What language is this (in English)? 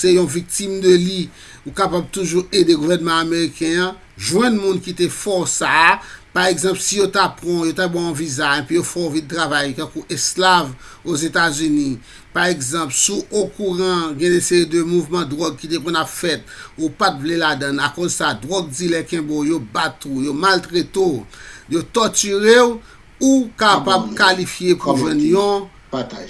Haitian Creole